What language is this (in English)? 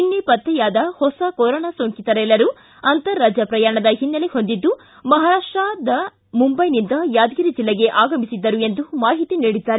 Kannada